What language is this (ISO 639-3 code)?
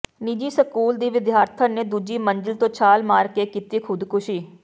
pan